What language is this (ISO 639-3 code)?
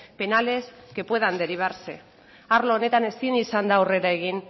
eus